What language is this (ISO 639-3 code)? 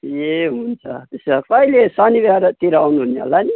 nep